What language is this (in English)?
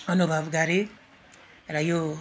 Nepali